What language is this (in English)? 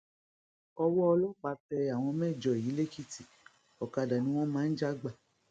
Yoruba